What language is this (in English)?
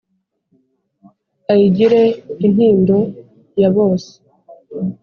Kinyarwanda